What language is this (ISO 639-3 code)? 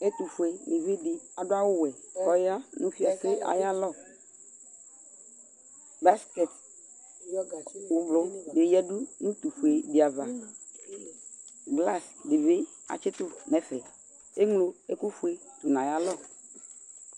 kpo